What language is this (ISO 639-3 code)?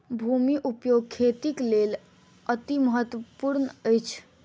mai